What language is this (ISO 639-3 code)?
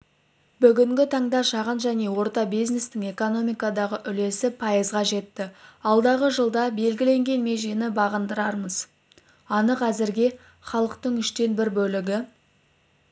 kaz